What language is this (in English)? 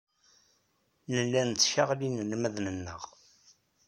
Kabyle